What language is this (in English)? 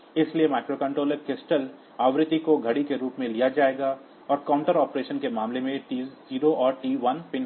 Hindi